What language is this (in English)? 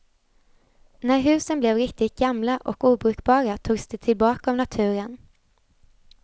Swedish